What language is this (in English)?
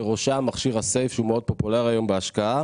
Hebrew